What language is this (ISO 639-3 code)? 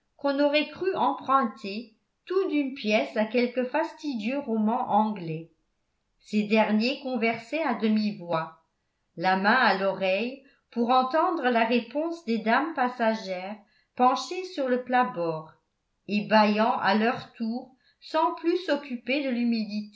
fra